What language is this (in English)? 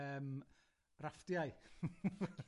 Welsh